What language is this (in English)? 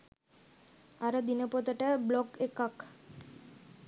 Sinhala